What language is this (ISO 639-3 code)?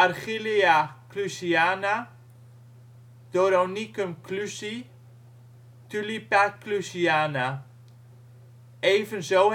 nld